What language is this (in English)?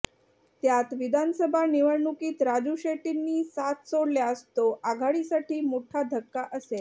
Marathi